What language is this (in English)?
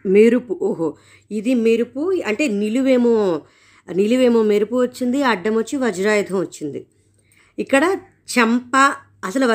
Telugu